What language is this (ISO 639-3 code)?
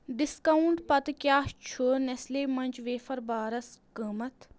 kas